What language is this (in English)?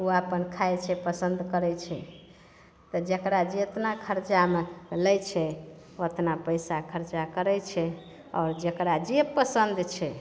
Maithili